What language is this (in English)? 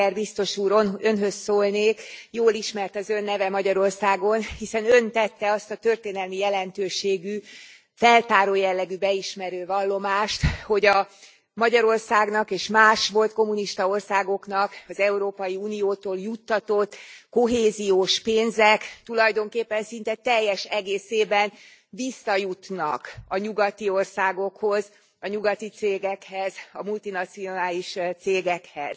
Hungarian